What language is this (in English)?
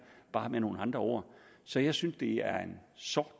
Danish